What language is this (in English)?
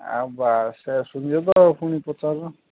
Odia